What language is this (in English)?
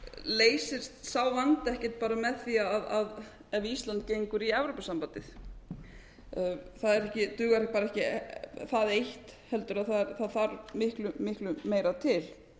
Icelandic